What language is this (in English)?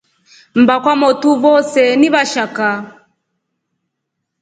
Rombo